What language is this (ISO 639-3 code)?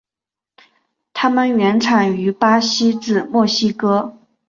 zho